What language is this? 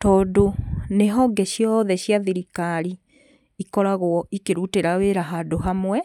Kikuyu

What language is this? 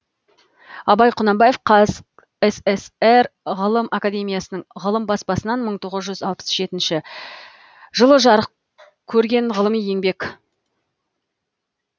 Kazakh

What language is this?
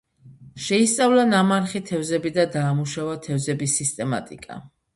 Georgian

